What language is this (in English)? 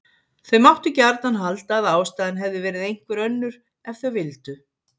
Icelandic